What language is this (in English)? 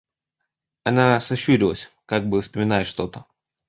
Russian